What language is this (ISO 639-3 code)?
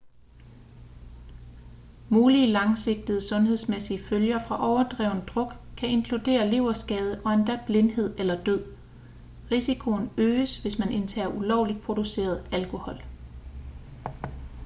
dan